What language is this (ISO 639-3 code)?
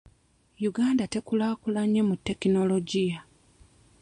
lug